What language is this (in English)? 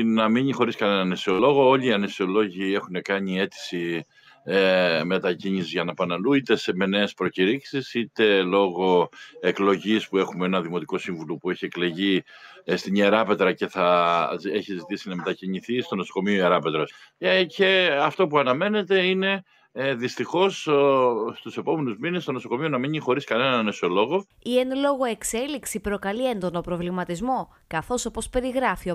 Greek